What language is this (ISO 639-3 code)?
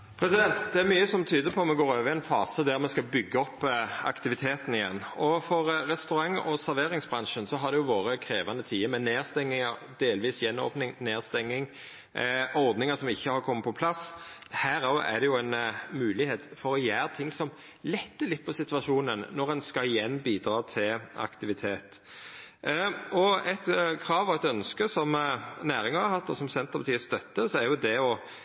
nno